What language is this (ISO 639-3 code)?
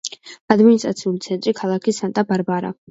kat